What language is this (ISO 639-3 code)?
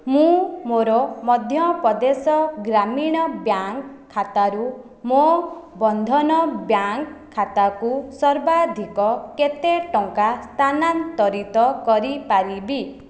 ori